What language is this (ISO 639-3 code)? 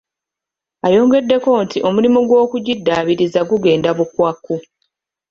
lug